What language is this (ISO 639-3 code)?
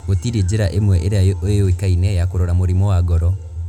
kik